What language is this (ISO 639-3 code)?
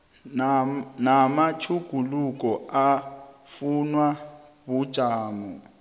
nbl